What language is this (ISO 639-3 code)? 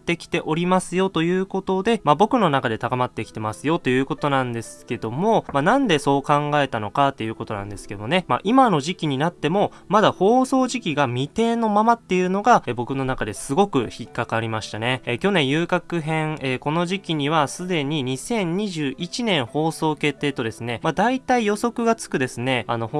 jpn